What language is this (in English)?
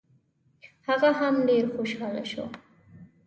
Pashto